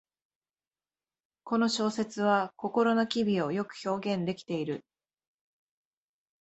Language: Japanese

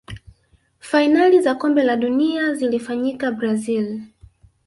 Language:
Swahili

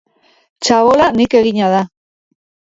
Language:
Basque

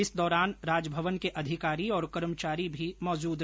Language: Hindi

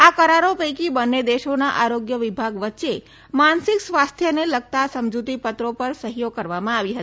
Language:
Gujarati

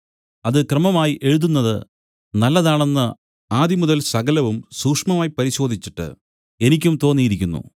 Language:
Malayalam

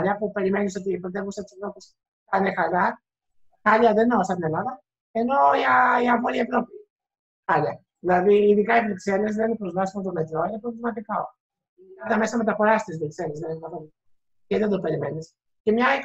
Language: Greek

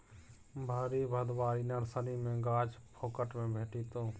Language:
Maithili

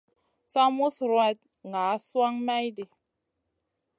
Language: Masana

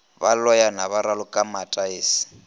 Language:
Northern Sotho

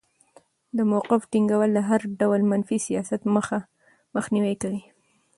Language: Pashto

